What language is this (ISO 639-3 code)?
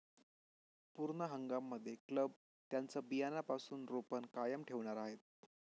mar